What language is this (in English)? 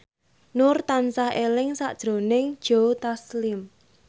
Javanese